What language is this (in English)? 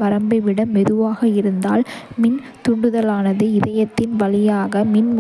Kota (India)